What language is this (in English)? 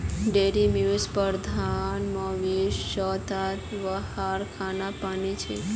Magahi